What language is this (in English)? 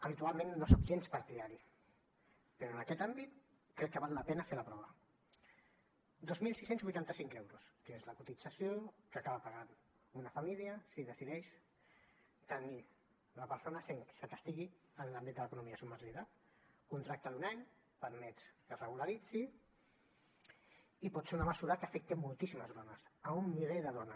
Catalan